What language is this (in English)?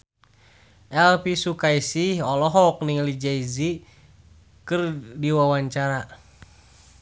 Sundanese